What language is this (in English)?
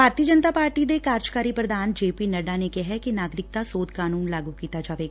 Punjabi